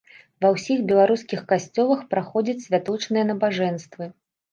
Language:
Belarusian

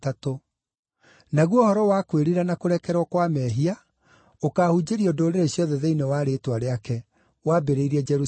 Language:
Kikuyu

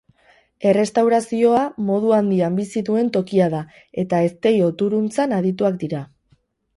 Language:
Basque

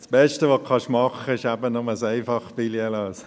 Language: Swiss German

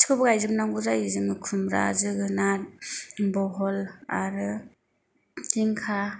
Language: Bodo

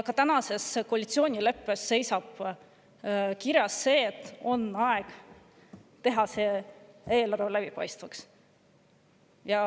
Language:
Estonian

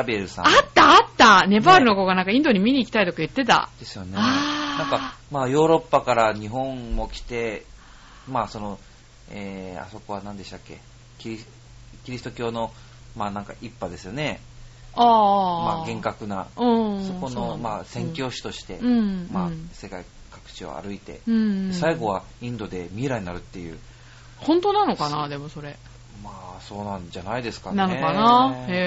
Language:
Japanese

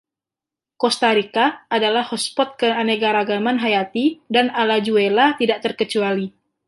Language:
Indonesian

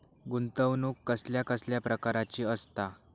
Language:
Marathi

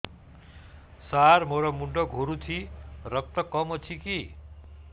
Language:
Odia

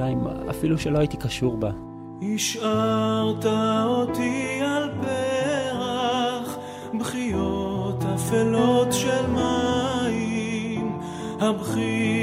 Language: Hebrew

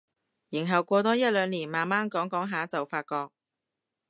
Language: Cantonese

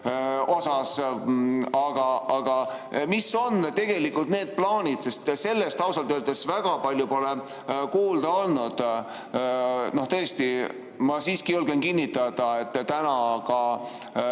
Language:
Estonian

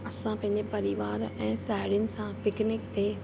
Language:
Sindhi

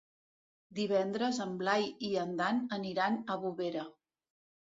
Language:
Catalan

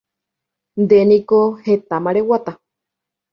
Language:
Guarani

